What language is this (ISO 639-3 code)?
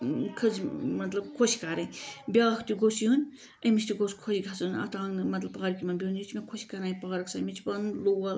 kas